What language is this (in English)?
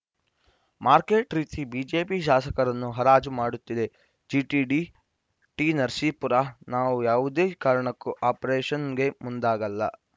Kannada